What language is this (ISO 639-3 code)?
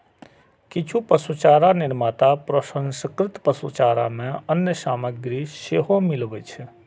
mai